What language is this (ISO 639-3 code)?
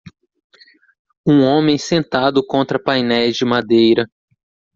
por